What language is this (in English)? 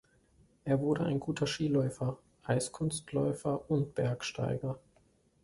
German